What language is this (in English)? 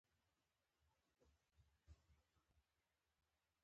Pashto